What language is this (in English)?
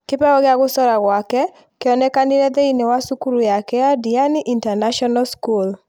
Kikuyu